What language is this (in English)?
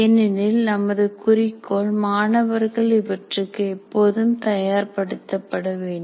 Tamil